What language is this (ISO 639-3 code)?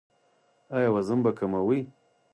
pus